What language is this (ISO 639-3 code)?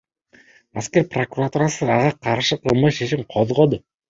kir